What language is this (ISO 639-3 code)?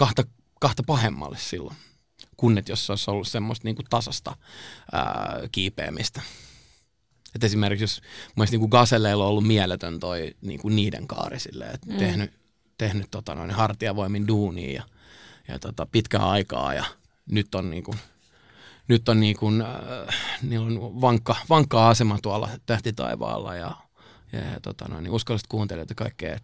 fin